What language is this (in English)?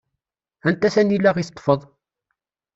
Kabyle